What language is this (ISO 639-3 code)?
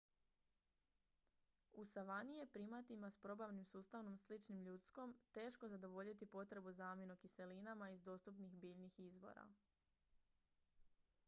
hrv